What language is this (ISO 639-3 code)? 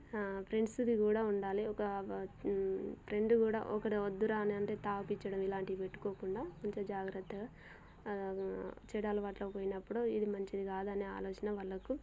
tel